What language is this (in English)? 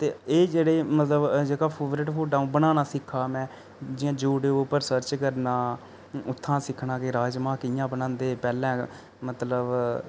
Dogri